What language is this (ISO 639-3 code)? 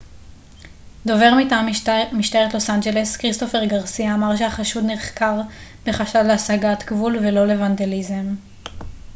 heb